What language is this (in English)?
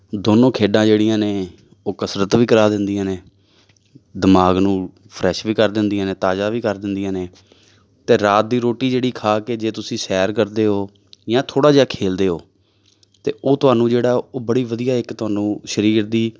Punjabi